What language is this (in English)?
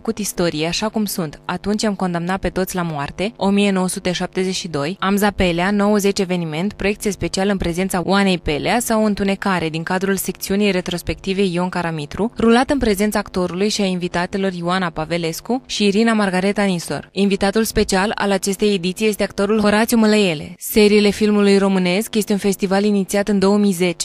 Romanian